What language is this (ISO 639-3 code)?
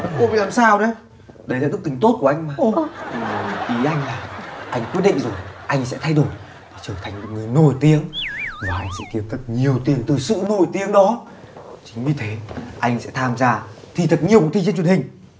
vie